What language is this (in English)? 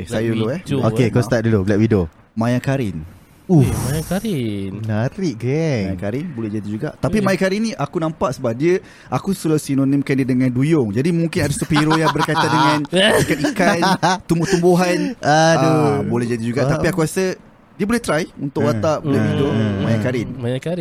Malay